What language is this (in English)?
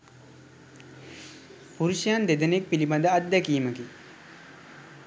Sinhala